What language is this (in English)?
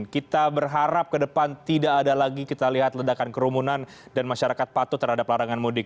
Indonesian